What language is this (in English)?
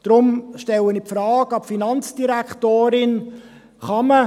Swiss German